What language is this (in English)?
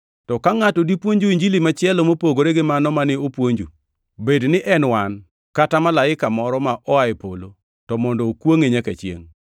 Luo (Kenya and Tanzania)